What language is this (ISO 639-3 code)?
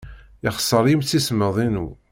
kab